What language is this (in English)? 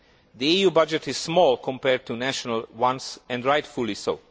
English